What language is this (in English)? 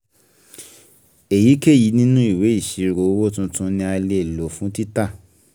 Yoruba